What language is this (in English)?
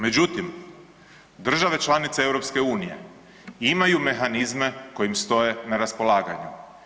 Croatian